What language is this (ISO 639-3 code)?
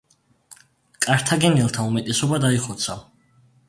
kat